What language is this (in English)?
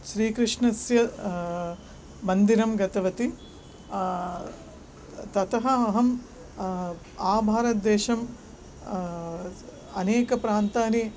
Sanskrit